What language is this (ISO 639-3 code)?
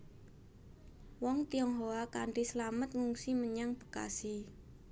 jav